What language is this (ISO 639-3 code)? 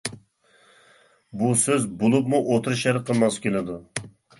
uig